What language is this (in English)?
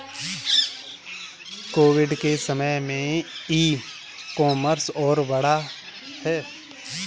Hindi